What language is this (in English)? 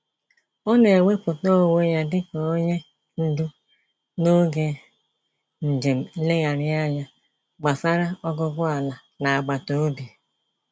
Igbo